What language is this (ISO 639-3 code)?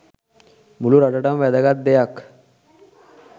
sin